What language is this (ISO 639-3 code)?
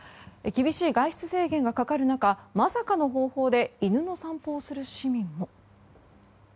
jpn